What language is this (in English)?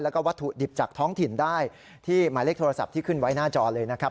Thai